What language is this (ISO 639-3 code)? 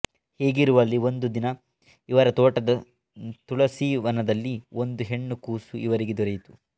kan